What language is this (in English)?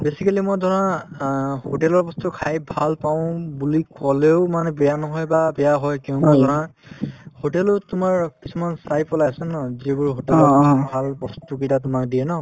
Assamese